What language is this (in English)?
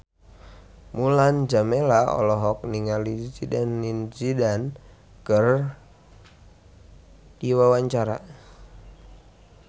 Sundanese